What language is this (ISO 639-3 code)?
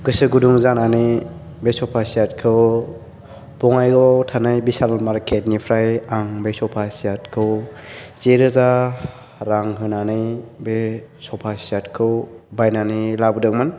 brx